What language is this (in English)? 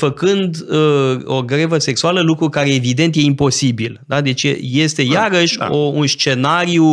Romanian